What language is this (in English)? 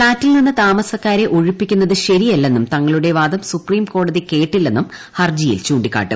Malayalam